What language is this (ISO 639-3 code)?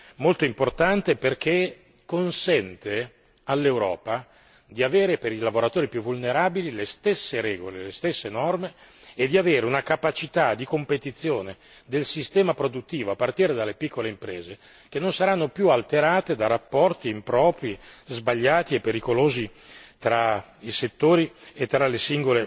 ita